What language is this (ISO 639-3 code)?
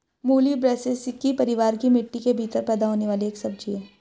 hin